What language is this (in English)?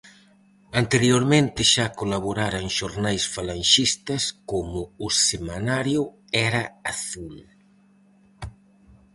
Galician